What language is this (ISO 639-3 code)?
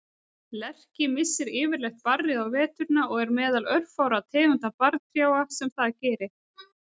isl